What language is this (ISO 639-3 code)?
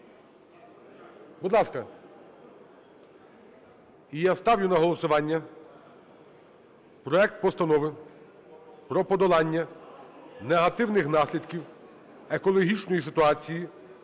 ukr